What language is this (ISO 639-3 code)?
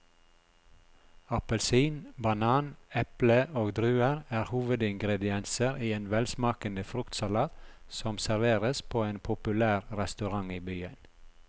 nor